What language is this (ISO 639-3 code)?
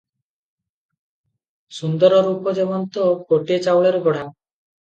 ori